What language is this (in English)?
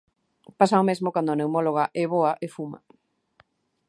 Galician